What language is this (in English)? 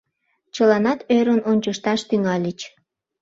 Mari